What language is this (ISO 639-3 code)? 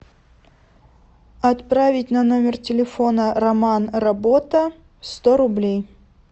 rus